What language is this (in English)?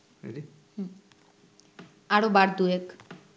Bangla